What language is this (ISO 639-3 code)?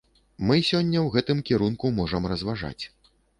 bel